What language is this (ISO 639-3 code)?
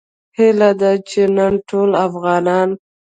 pus